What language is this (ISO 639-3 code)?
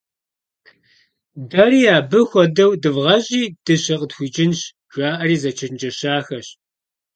kbd